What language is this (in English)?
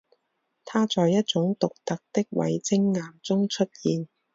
Chinese